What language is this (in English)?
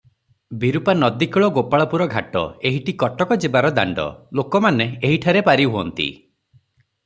Odia